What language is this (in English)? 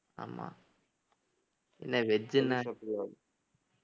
Tamil